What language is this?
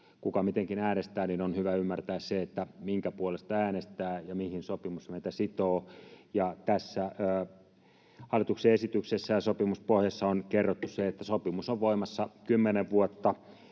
Finnish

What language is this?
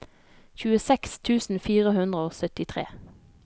Norwegian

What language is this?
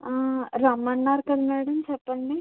Telugu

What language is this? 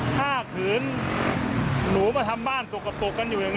Thai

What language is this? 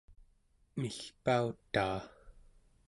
Central Yupik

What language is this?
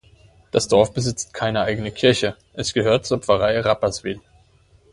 German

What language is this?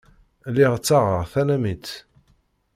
Kabyle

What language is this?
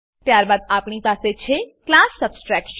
Gujarati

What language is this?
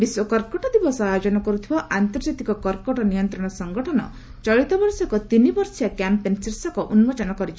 Odia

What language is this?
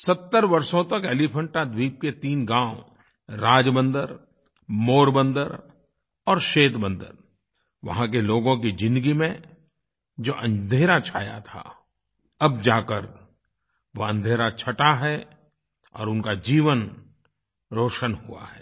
Hindi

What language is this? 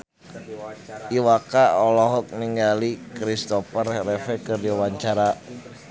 Sundanese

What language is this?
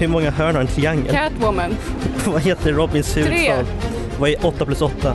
Swedish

